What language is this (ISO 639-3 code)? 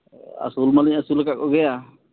sat